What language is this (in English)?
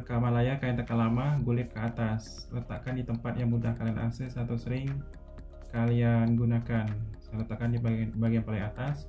Indonesian